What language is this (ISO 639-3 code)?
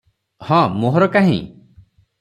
ori